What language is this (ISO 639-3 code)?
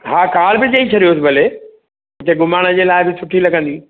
snd